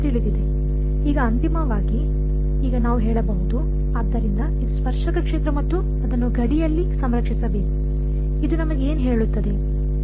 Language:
Kannada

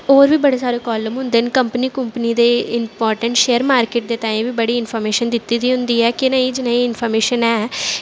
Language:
Dogri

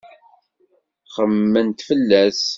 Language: Kabyle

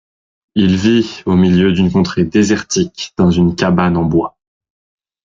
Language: French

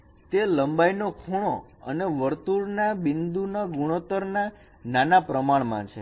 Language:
Gujarati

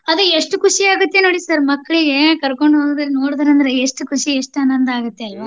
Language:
Kannada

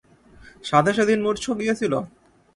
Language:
Bangla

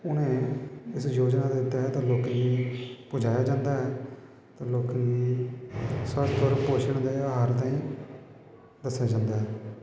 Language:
Dogri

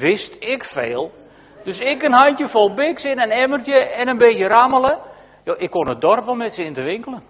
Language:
Dutch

